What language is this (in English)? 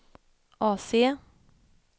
Swedish